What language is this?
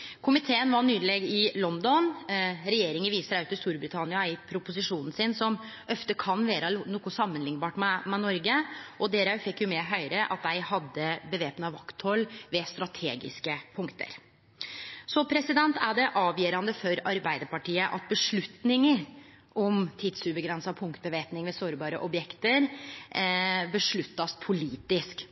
Norwegian Nynorsk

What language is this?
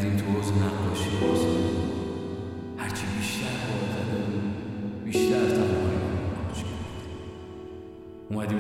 Persian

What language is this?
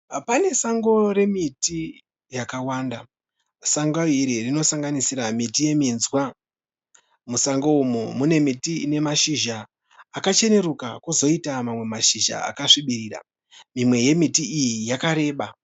Shona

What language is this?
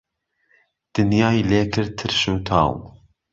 Central Kurdish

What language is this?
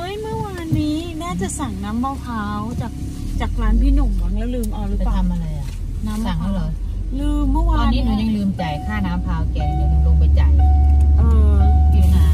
Thai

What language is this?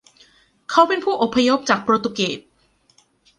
Thai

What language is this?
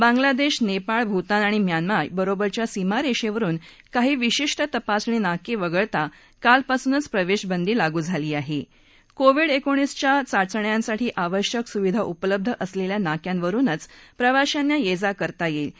Marathi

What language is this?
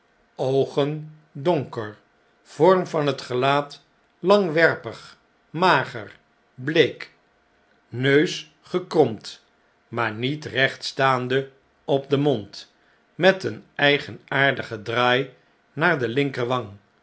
Dutch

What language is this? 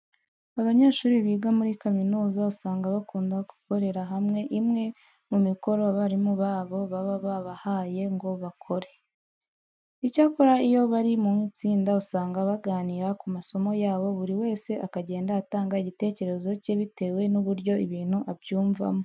Kinyarwanda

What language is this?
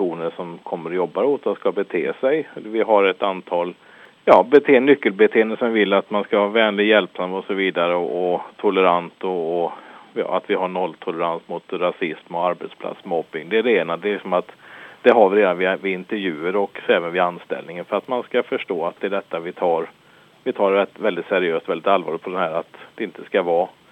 Swedish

